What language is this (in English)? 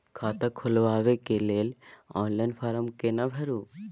Maithili